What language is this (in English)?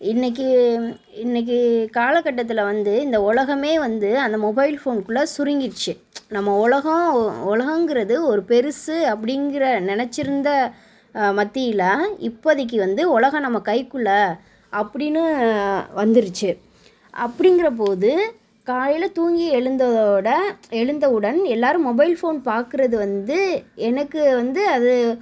Tamil